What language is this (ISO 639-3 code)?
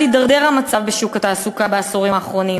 heb